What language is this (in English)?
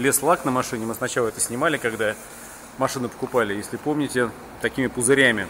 Russian